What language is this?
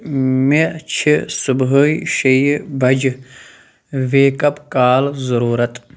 Kashmiri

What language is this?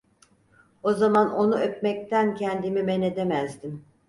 Turkish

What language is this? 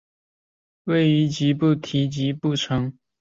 Chinese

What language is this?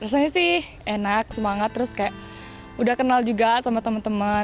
Indonesian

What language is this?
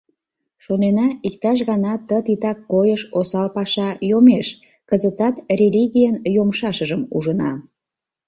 Mari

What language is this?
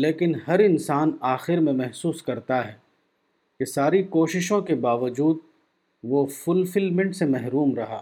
Urdu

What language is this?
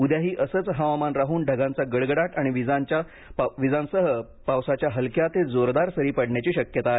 Marathi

